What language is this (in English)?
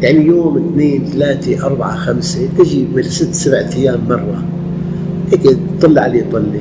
Arabic